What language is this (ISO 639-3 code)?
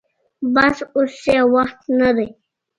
pus